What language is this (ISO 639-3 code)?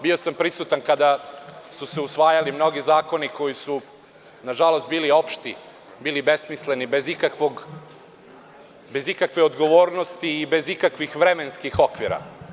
srp